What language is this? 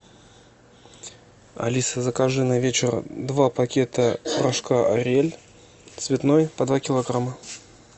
Russian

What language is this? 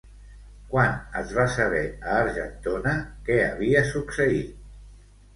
Catalan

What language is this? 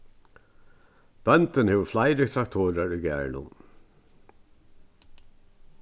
Faroese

